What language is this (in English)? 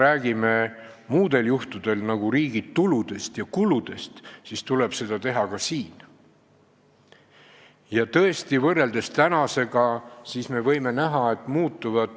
Estonian